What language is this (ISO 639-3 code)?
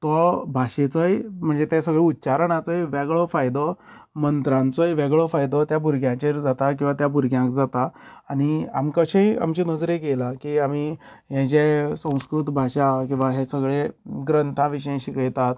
kok